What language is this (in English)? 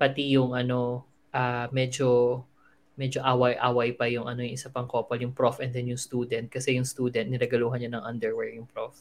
Filipino